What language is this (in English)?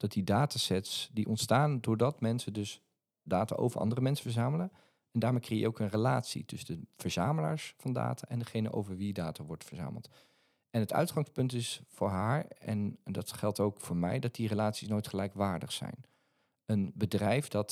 Dutch